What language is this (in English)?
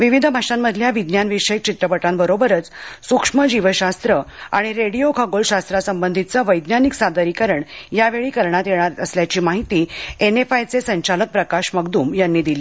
Marathi